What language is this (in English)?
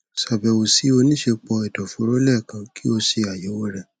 Yoruba